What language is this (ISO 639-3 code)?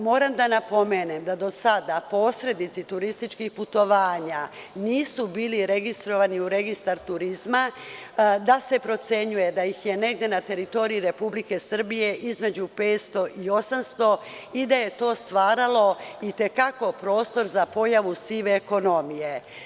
srp